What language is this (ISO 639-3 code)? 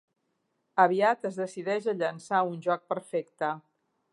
cat